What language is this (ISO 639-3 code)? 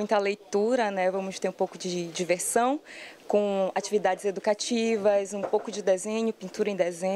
por